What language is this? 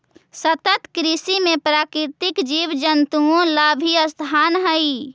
Magahi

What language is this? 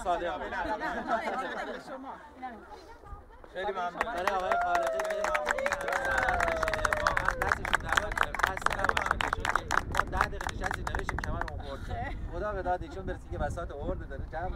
Persian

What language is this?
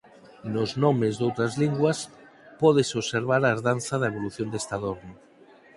Galician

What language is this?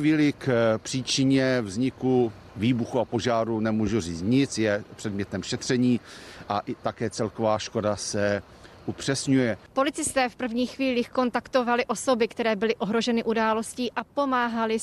Czech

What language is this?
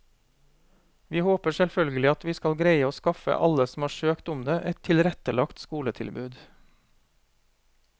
Norwegian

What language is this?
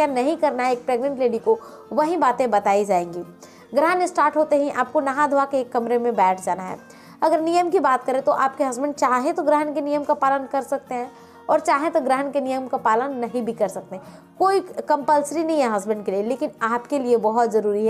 Hindi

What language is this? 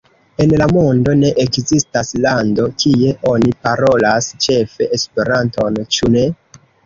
Esperanto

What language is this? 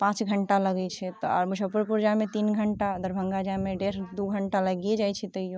Maithili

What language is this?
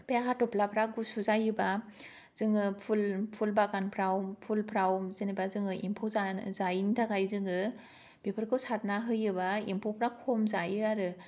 Bodo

